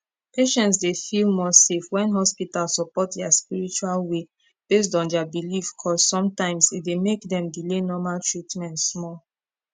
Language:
Nigerian Pidgin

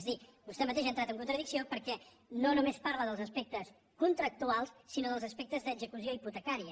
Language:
Catalan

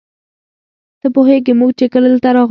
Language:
Pashto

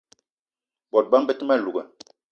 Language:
Eton (Cameroon)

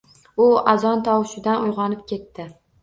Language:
Uzbek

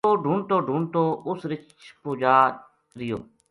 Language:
Gujari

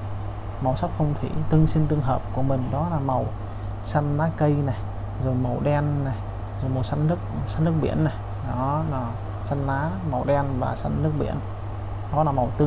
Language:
Vietnamese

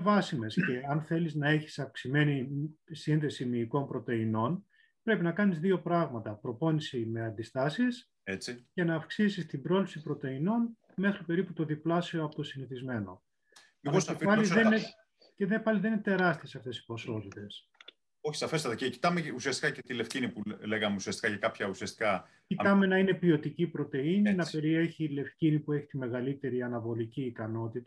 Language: Greek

